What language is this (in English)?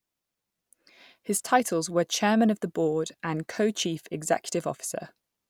English